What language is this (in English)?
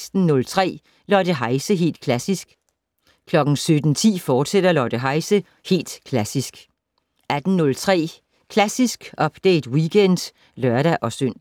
Danish